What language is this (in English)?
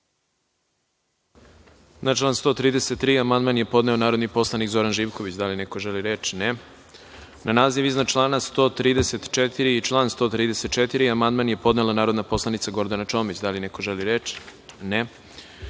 Serbian